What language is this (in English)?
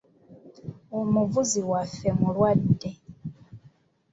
Ganda